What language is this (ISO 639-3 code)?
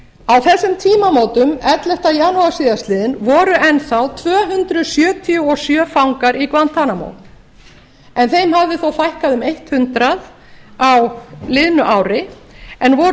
isl